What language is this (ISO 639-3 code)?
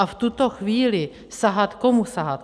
ces